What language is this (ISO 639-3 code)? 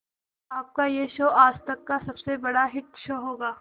hin